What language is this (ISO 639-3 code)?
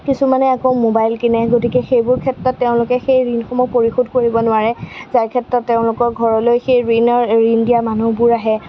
asm